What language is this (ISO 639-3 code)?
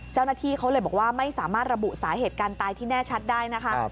tha